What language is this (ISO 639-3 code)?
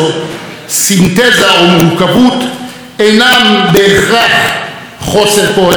heb